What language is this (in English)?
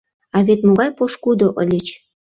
Mari